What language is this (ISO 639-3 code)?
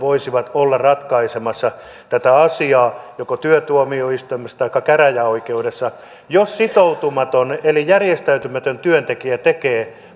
fin